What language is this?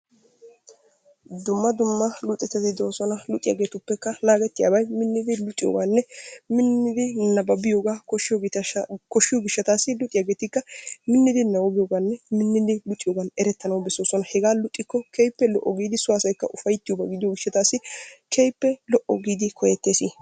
Wolaytta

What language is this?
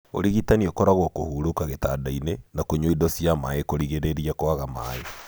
Kikuyu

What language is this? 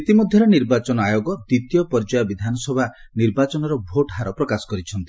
Odia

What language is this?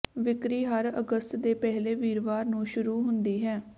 Punjabi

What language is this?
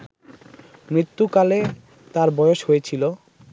Bangla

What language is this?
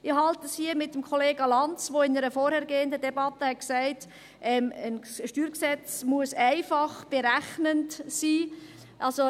Swiss German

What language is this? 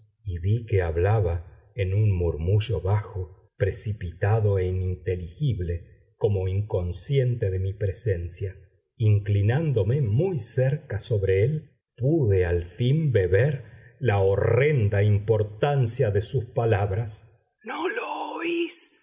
Spanish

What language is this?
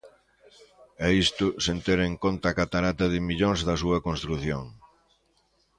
Galician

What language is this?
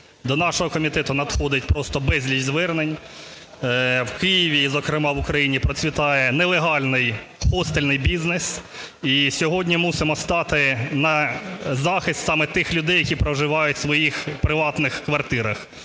Ukrainian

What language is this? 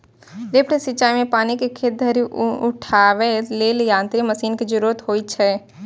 Maithili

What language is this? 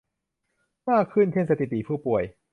Thai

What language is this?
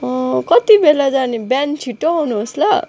Nepali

